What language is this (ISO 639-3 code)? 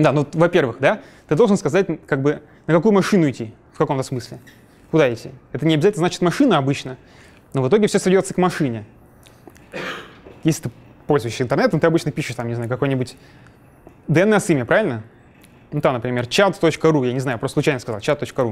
rus